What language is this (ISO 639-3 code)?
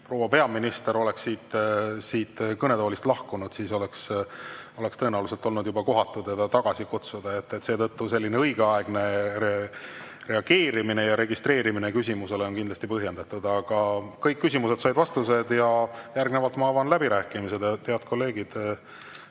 est